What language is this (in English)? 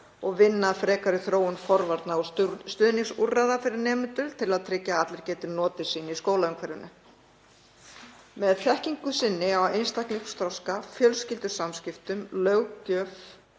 Icelandic